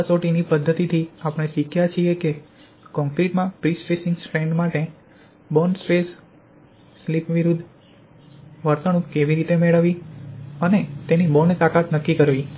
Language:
Gujarati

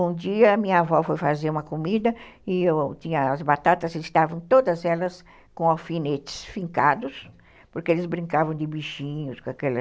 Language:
Portuguese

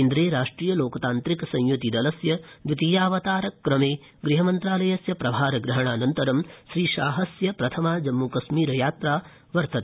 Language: Sanskrit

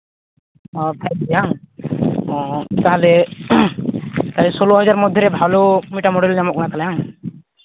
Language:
Santali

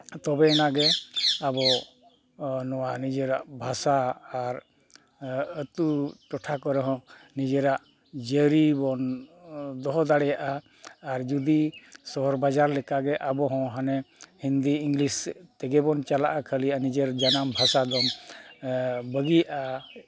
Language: Santali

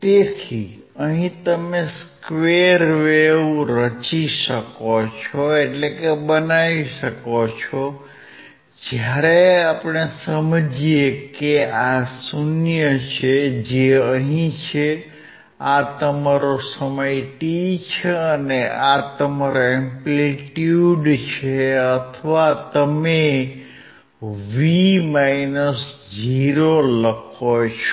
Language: Gujarati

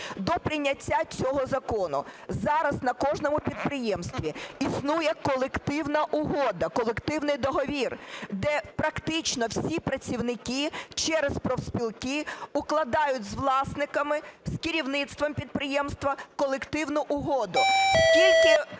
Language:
Ukrainian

